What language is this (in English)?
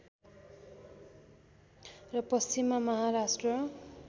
Nepali